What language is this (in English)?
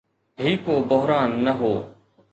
Sindhi